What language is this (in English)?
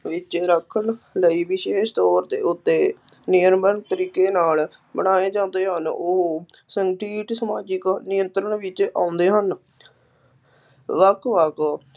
Punjabi